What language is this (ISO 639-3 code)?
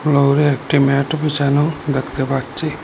ben